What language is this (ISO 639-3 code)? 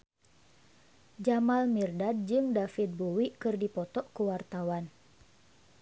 sun